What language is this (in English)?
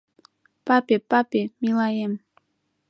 Mari